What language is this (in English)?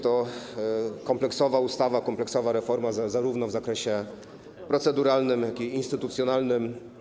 Polish